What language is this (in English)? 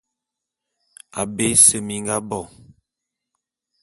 Bulu